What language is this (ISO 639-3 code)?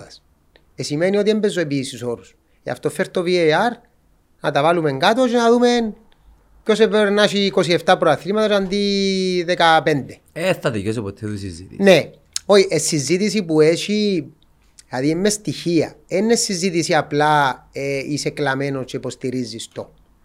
ell